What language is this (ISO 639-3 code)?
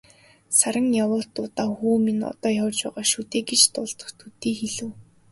mon